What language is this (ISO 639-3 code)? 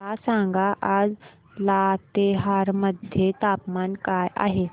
mar